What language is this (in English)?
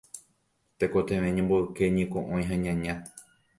Guarani